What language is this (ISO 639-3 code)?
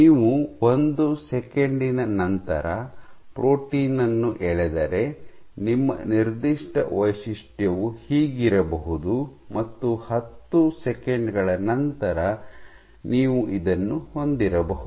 kan